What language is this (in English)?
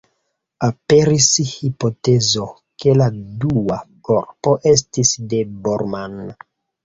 Esperanto